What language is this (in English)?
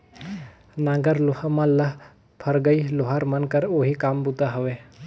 Chhattisgarhi